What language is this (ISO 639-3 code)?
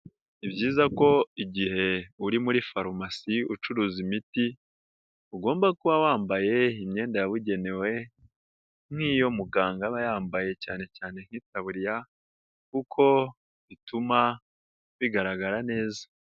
kin